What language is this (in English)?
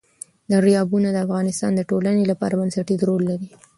Pashto